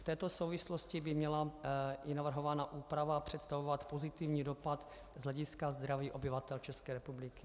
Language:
Czech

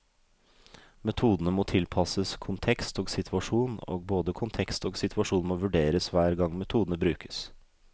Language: Norwegian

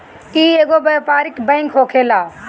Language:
Bhojpuri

